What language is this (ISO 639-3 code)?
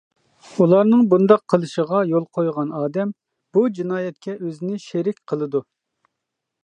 uig